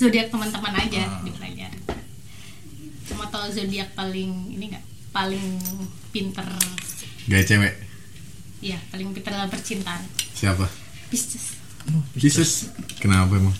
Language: Indonesian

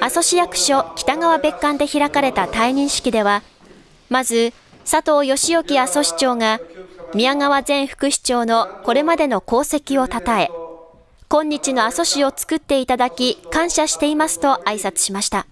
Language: Japanese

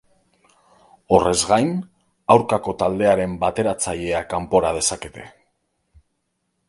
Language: Basque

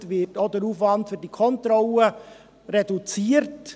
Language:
Swiss German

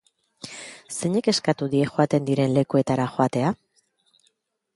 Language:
Basque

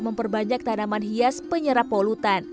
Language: Indonesian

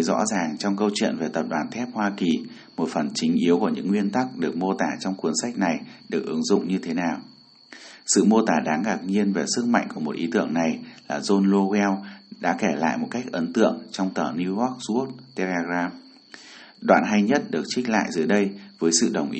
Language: Vietnamese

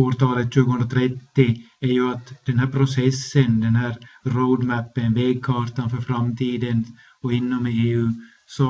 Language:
Swedish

